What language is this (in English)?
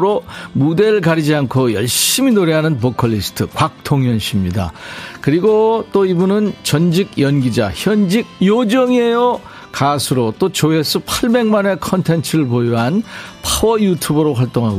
Korean